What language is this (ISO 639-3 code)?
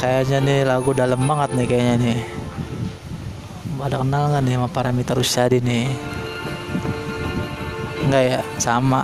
ind